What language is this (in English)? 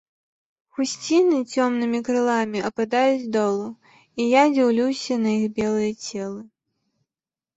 Belarusian